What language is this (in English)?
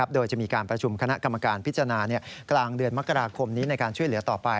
Thai